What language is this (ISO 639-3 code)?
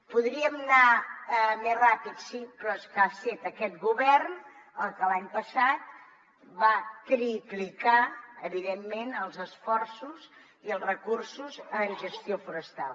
cat